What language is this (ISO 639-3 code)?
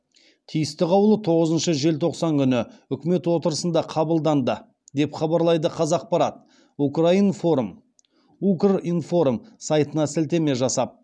kaz